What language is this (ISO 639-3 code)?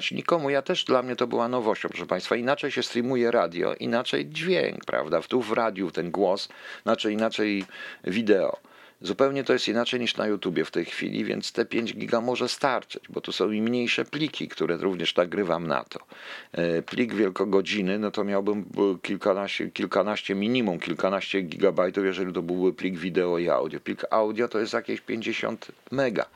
pol